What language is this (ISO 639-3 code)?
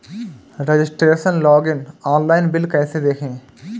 hin